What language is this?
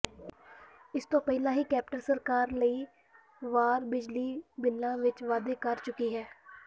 Punjabi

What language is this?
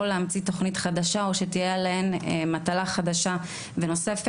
Hebrew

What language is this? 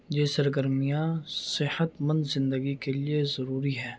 Urdu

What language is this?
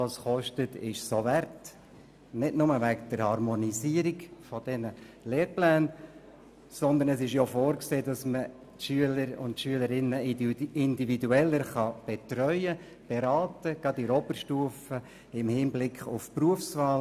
Swiss German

